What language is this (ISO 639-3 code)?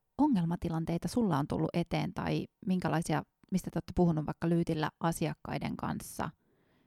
fin